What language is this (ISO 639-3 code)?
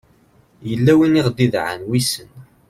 kab